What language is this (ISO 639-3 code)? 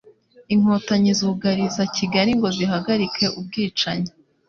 kin